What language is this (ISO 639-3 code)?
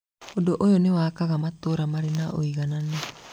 kik